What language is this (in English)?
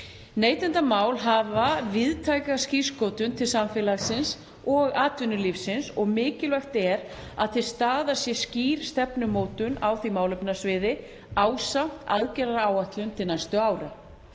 Icelandic